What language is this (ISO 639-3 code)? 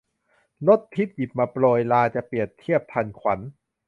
tha